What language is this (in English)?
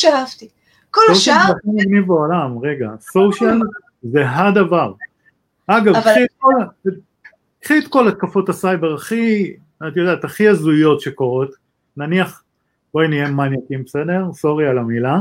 Hebrew